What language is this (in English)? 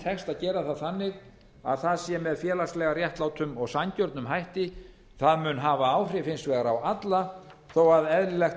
Icelandic